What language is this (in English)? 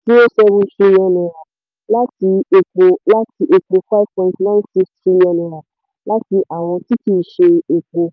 Yoruba